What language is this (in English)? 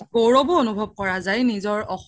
Assamese